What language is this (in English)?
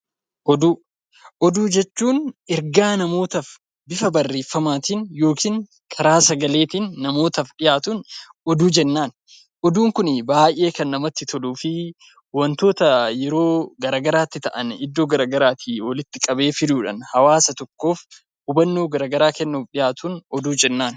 Oromo